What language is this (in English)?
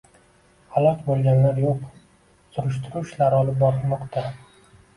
Uzbek